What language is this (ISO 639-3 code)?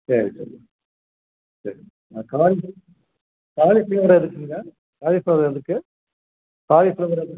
tam